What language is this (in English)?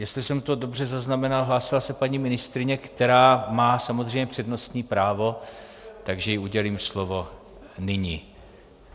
Czech